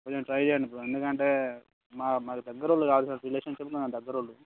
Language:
Telugu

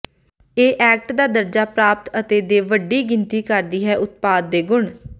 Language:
Punjabi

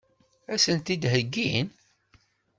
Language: Kabyle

